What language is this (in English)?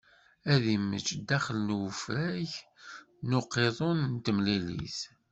Kabyle